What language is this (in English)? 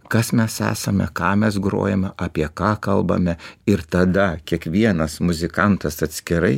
Lithuanian